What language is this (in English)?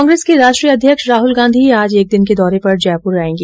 Hindi